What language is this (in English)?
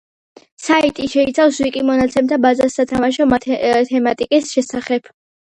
Georgian